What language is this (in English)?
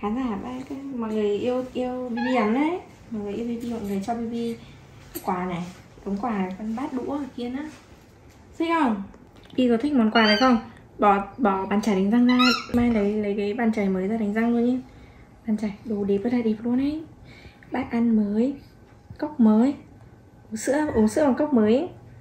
Vietnamese